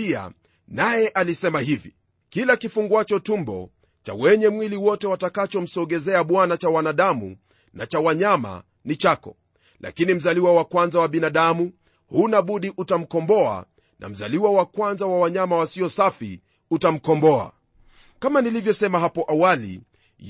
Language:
Swahili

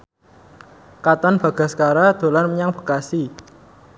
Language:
Javanese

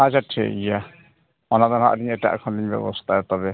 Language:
Santali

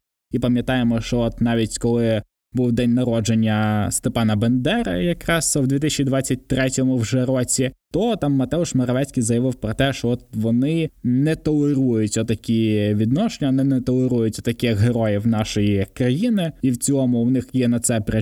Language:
Ukrainian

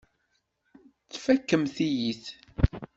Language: Kabyle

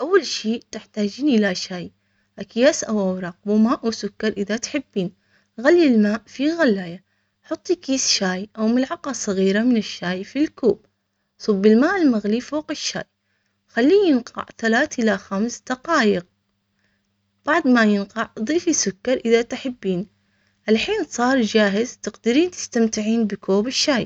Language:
Omani Arabic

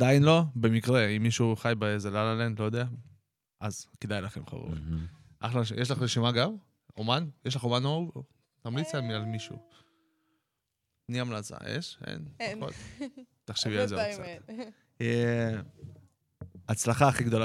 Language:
Hebrew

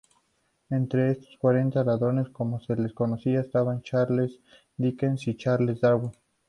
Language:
Spanish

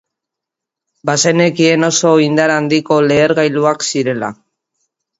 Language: Basque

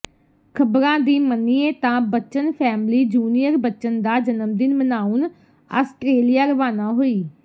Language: Punjabi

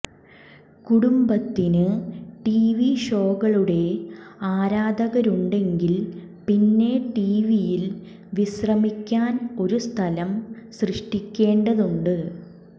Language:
Malayalam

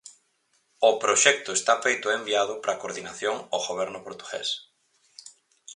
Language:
Galician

